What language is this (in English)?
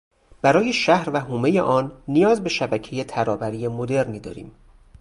Persian